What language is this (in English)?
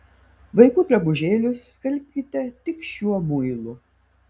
Lithuanian